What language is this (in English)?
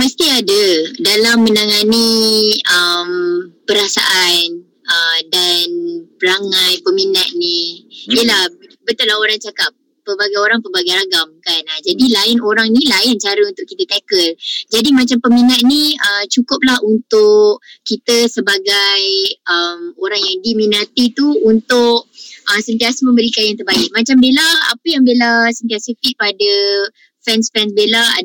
Malay